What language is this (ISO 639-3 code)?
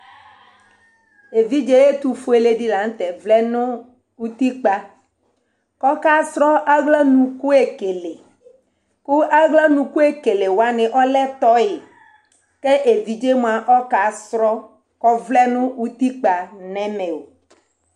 kpo